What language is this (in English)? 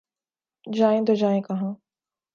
Urdu